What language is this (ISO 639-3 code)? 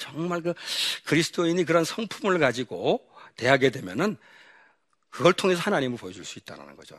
kor